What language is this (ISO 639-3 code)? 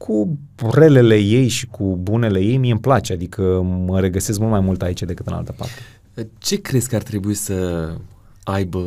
ron